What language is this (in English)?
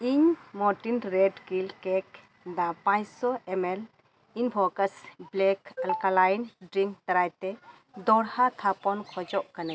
Santali